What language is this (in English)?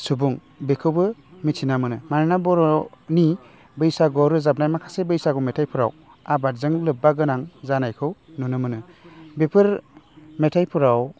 Bodo